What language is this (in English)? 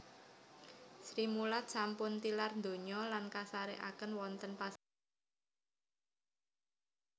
Javanese